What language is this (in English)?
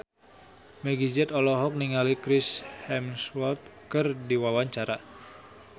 Sundanese